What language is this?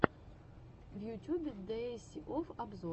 Russian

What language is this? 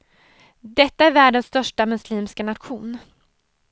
Swedish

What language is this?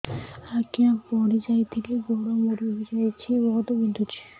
Odia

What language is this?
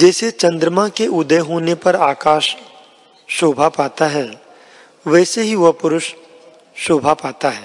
Hindi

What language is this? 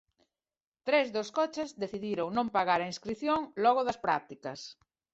Galician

